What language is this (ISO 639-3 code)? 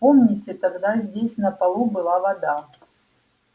rus